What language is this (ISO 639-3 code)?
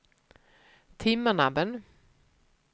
swe